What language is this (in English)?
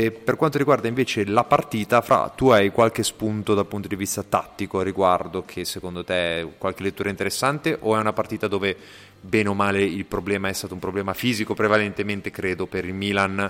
Italian